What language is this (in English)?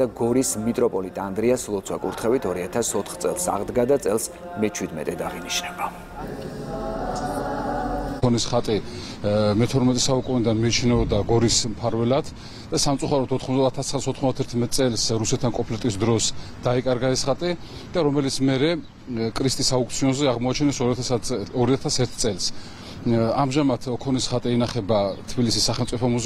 Romanian